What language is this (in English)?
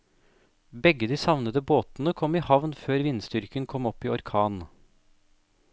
Norwegian